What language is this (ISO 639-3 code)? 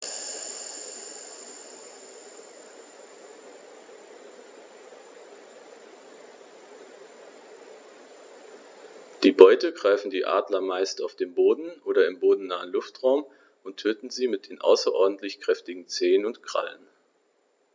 deu